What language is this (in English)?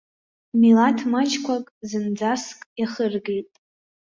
Abkhazian